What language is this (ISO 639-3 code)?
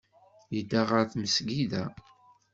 kab